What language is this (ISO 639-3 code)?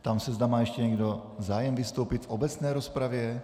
ces